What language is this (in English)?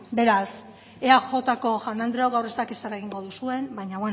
Basque